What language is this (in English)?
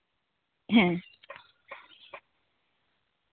Santali